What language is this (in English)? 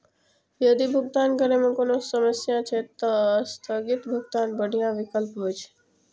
Maithili